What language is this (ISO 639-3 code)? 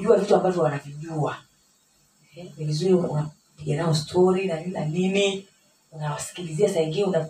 swa